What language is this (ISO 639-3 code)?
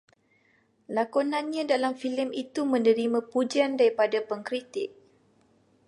msa